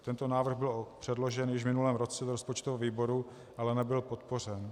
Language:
Czech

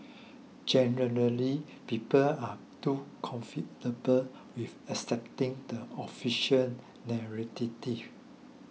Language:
English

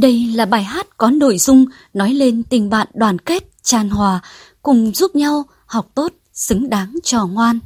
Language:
Vietnamese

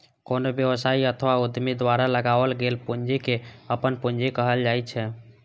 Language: Maithili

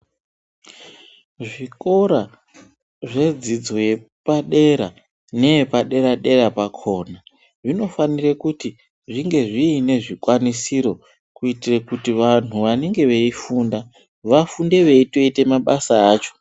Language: Ndau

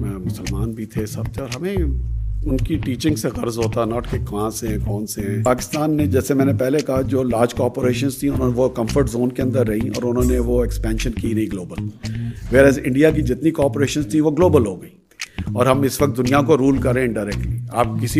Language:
Urdu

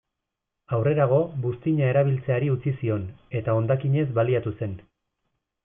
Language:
Basque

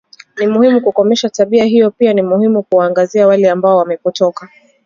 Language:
Swahili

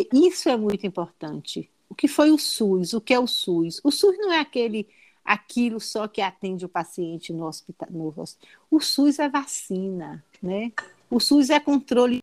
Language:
Portuguese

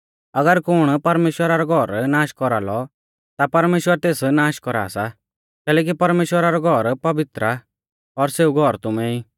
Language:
Mahasu Pahari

